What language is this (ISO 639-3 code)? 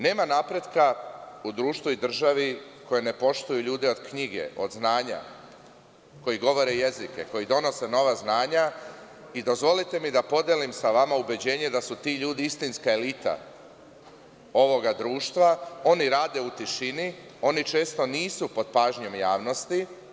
srp